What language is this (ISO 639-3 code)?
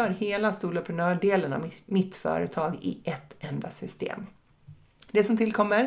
swe